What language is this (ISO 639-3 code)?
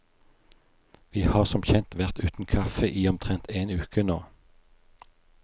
nor